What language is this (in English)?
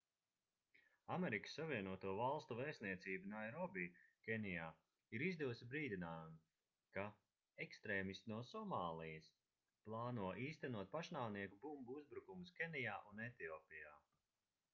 Latvian